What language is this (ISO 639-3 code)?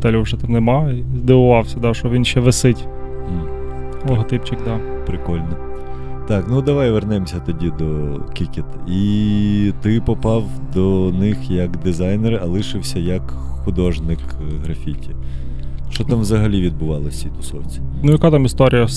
ukr